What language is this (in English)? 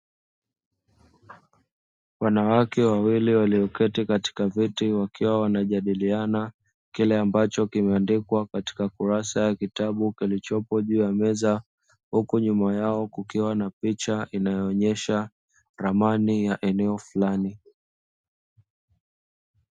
Swahili